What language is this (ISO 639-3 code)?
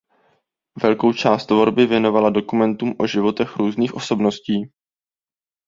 ces